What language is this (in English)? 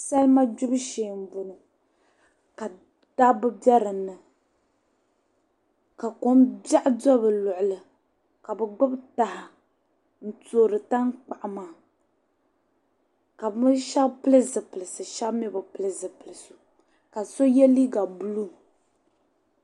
Dagbani